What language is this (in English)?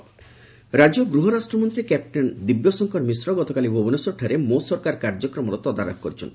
Odia